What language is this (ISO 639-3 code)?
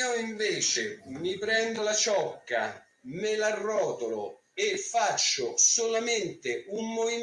ita